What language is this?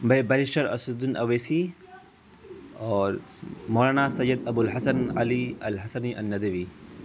Urdu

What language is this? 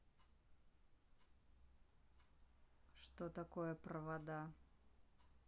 Russian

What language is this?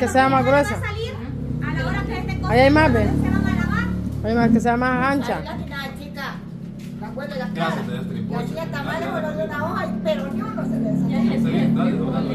Spanish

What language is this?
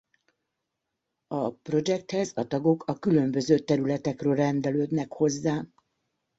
Hungarian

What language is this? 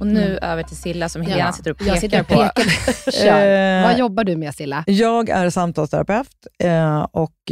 Swedish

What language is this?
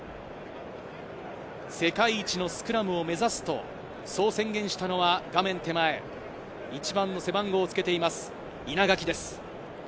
Japanese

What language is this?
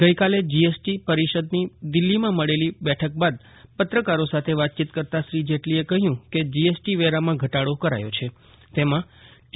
Gujarati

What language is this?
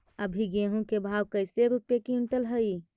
Magahi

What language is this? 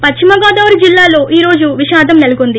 Telugu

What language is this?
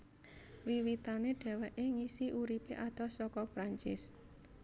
Javanese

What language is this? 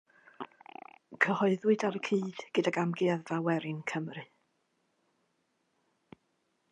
Welsh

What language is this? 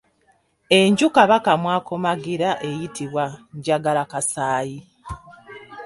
Ganda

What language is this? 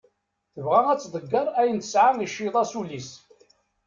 Kabyle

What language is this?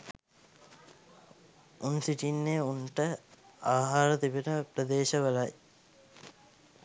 Sinhala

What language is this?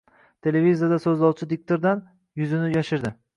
Uzbek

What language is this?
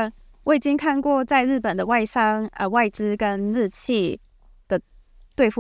Chinese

